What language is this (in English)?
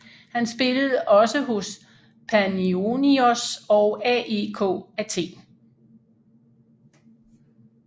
Danish